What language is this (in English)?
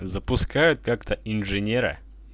Russian